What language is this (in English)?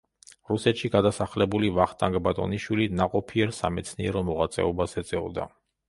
Georgian